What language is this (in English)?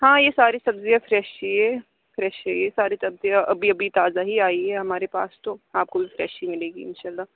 Urdu